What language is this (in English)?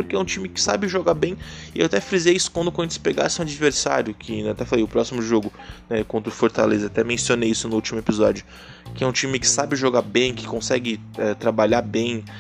Portuguese